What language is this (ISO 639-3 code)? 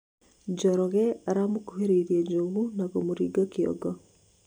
kik